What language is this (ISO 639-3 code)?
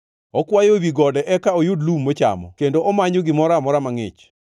luo